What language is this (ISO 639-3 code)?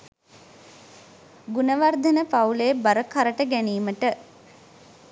sin